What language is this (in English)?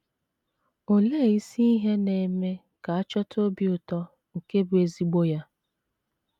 Igbo